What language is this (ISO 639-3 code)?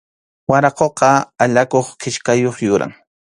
qxu